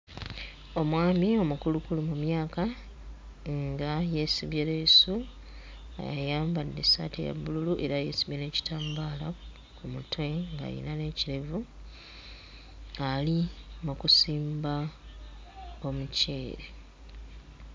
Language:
Ganda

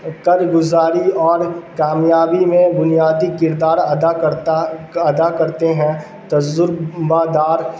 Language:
Urdu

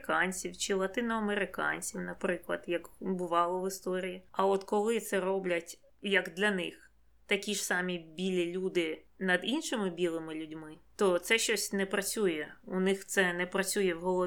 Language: Ukrainian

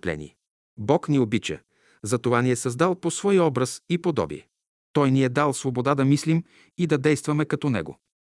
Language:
Bulgarian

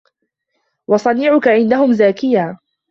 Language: Arabic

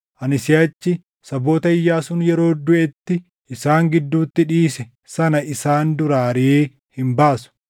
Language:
Oromo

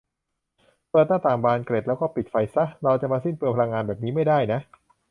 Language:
Thai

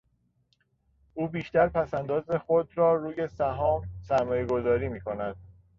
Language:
Persian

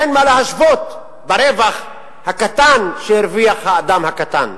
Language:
Hebrew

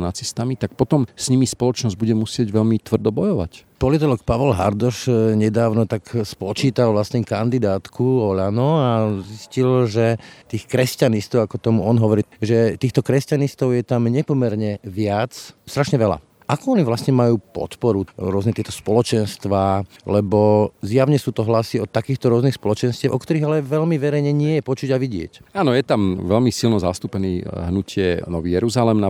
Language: Slovak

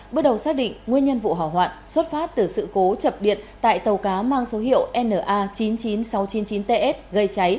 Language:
Vietnamese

